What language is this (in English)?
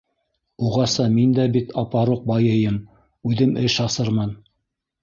Bashkir